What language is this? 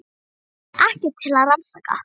Icelandic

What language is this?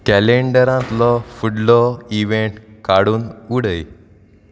Konkani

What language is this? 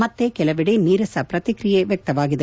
Kannada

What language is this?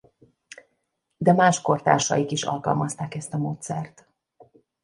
Hungarian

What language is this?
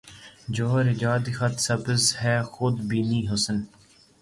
Urdu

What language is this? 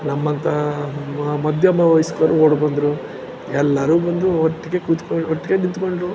Kannada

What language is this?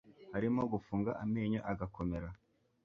Kinyarwanda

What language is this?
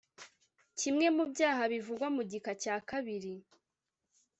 Kinyarwanda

